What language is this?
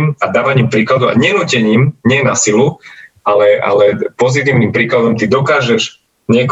Slovak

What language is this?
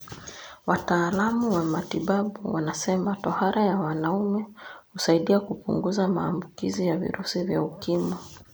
Kikuyu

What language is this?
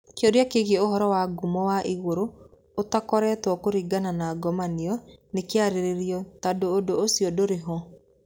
Kikuyu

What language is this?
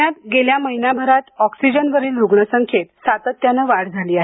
Marathi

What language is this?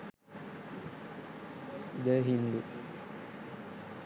Sinhala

